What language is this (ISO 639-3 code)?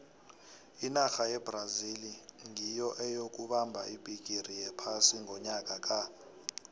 nbl